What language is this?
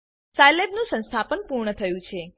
Gujarati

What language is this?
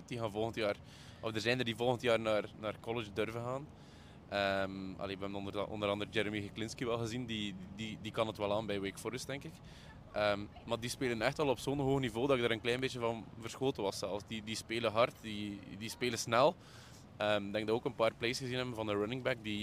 Dutch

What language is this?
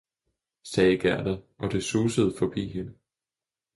Danish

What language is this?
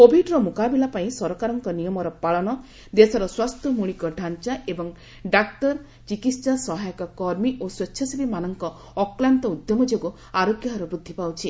Odia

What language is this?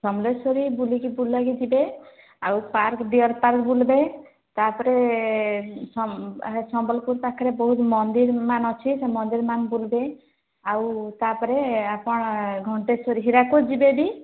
Odia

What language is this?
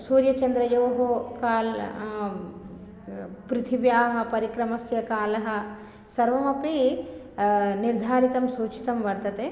Sanskrit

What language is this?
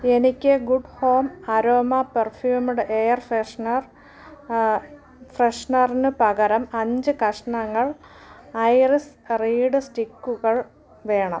Malayalam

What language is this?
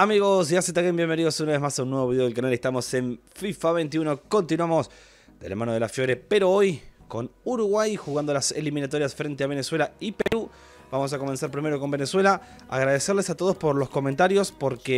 Spanish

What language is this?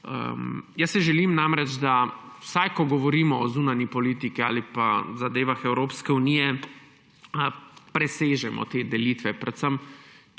Slovenian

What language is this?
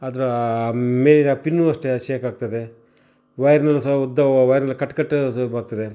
Kannada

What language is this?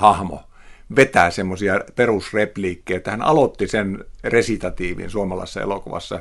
Finnish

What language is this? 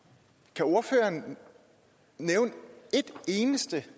Danish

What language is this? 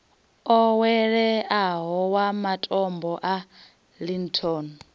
Venda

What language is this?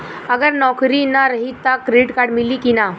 Bhojpuri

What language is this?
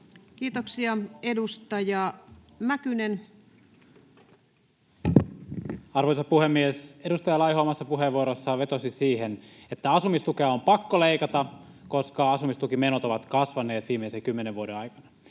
Finnish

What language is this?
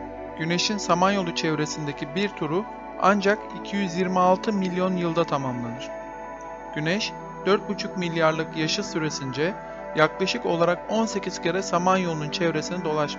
Turkish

